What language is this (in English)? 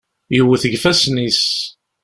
Kabyle